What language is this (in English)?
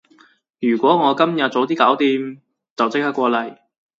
Cantonese